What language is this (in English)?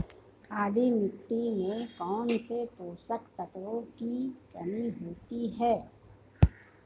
Hindi